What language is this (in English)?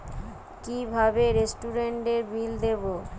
Bangla